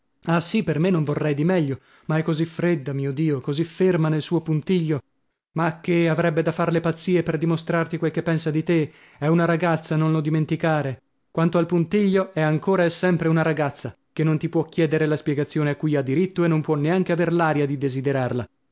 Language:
Italian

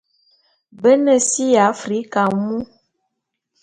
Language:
Bulu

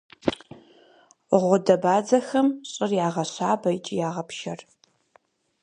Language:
Kabardian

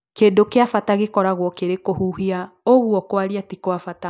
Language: Kikuyu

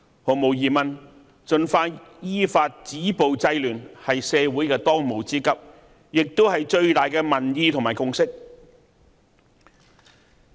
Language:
Cantonese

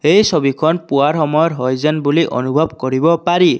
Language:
Assamese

